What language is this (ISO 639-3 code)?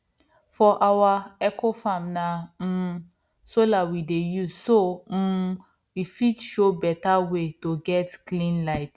pcm